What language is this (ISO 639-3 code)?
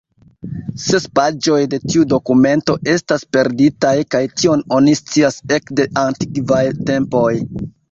epo